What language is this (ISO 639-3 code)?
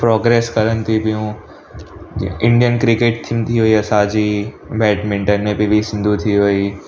snd